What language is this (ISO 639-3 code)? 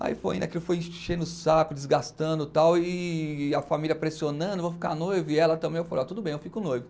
por